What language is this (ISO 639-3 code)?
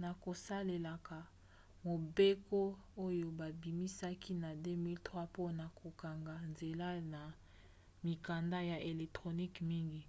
lin